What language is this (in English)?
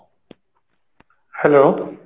Odia